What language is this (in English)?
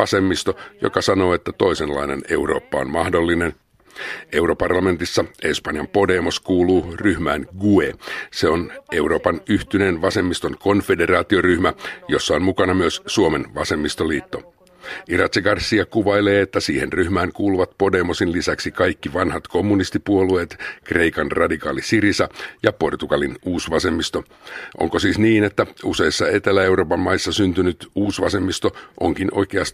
Finnish